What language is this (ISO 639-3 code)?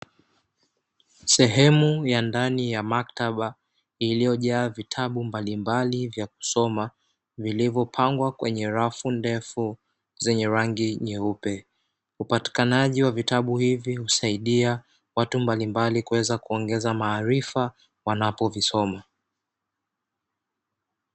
swa